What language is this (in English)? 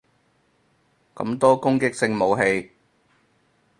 Cantonese